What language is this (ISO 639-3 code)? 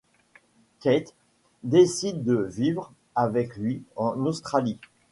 fra